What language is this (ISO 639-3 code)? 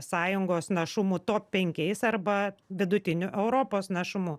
lit